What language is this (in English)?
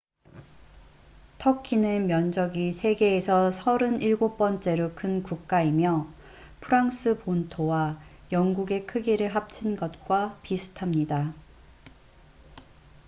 Korean